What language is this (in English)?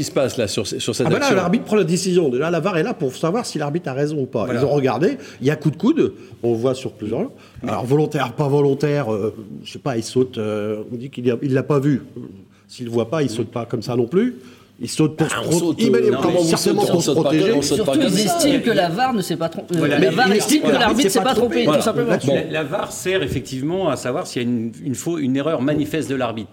French